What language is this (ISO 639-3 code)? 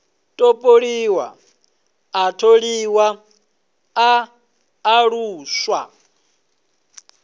ven